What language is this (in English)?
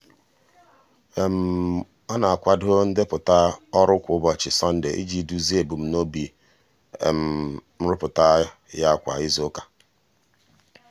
Igbo